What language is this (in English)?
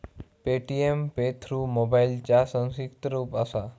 Marathi